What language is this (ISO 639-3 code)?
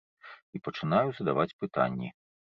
bel